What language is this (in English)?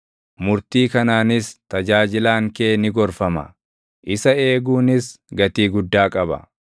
Oromo